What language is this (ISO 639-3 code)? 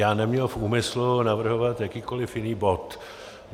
ces